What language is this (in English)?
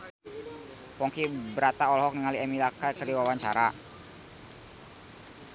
Sundanese